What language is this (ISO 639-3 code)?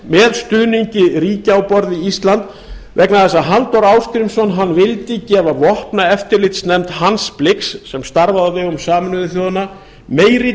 isl